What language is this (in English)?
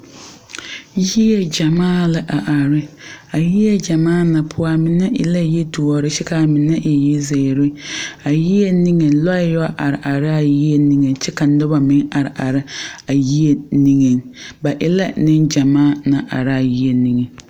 Southern Dagaare